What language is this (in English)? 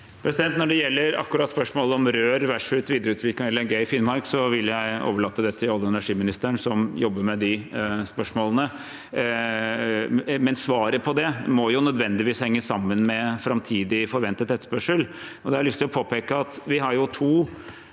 Norwegian